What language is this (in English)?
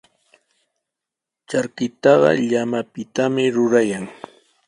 Sihuas Ancash Quechua